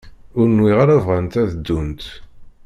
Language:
Kabyle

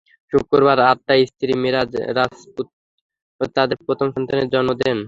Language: Bangla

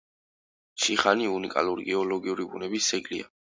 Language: Georgian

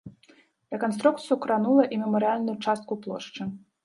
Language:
Belarusian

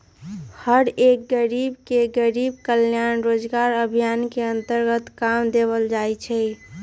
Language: Magahi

